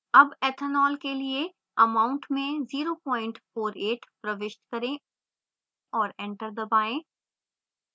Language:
Hindi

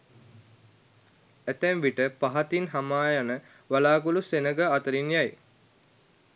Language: Sinhala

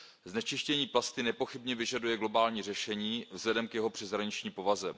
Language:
Czech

